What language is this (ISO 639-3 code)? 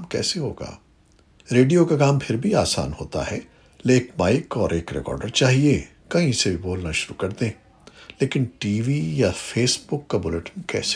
urd